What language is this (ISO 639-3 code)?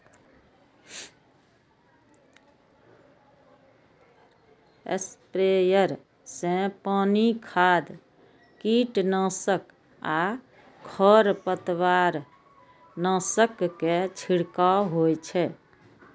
mai